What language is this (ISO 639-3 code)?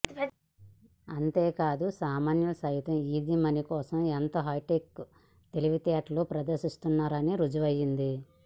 tel